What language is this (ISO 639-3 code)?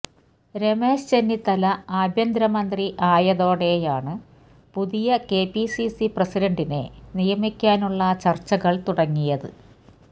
mal